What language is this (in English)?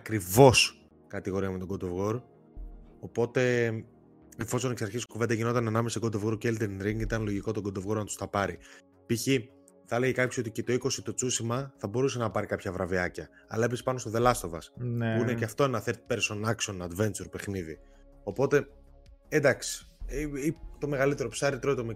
Greek